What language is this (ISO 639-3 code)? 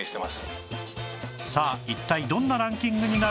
jpn